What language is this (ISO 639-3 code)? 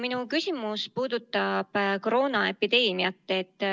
est